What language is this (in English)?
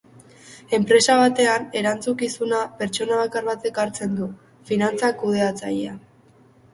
Basque